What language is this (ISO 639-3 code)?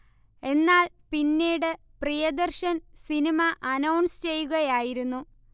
mal